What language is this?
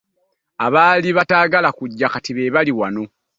Ganda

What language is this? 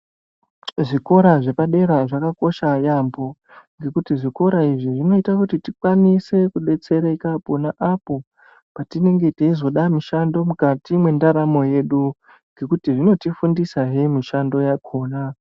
Ndau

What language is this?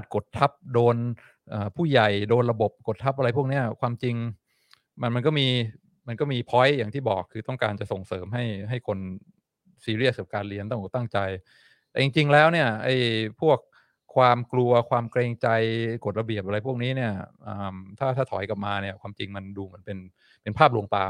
Thai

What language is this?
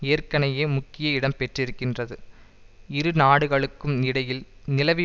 Tamil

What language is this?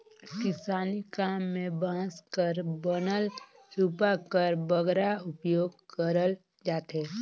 Chhattisgarhi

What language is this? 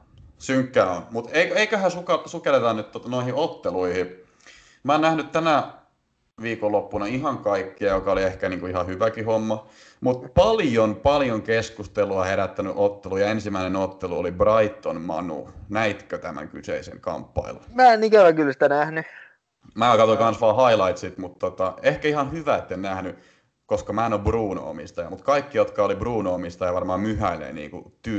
Finnish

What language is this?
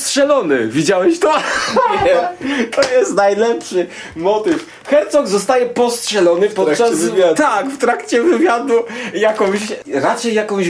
Polish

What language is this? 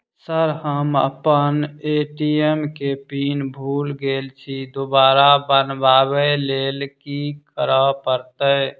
Maithili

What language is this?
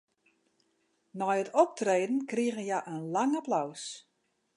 Western Frisian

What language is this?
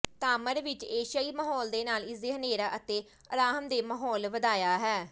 Punjabi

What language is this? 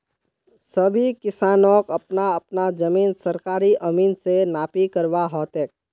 Magahi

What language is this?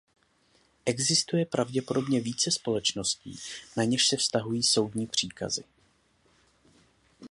Czech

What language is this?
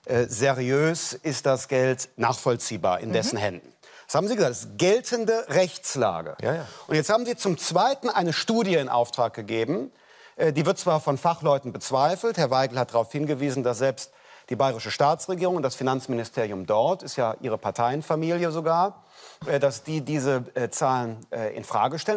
German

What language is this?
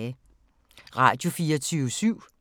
Danish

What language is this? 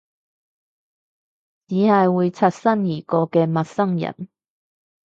Cantonese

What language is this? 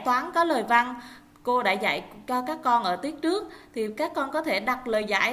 Vietnamese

